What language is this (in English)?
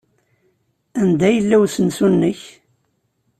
Kabyle